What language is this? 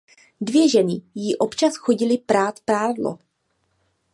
Czech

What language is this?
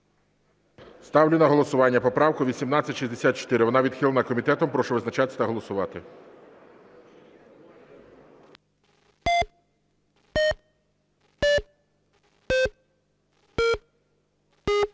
Ukrainian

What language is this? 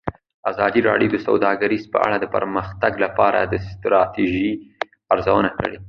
Pashto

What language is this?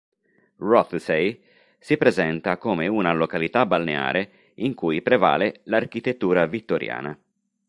Italian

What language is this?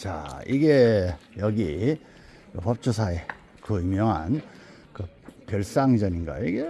Korean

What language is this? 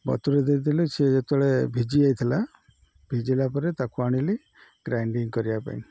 Odia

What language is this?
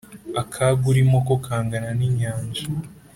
Kinyarwanda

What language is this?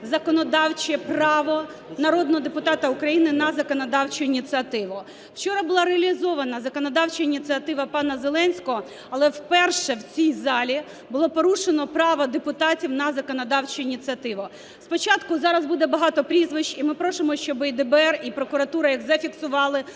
Ukrainian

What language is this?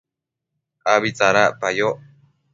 Matsés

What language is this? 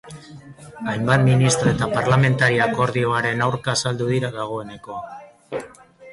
Basque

